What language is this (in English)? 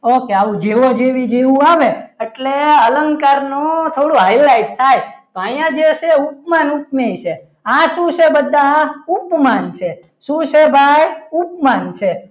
Gujarati